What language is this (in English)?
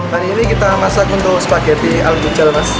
Indonesian